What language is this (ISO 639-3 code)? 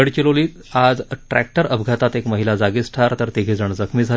mar